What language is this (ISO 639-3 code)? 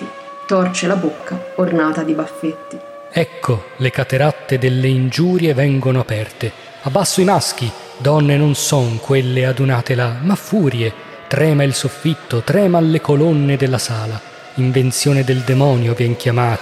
ita